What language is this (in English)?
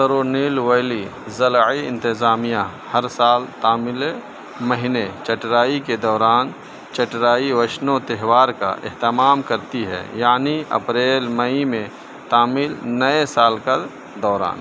Urdu